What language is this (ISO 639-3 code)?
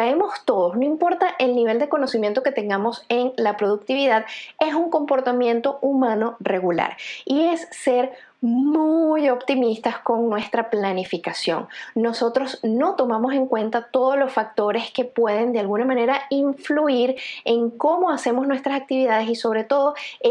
spa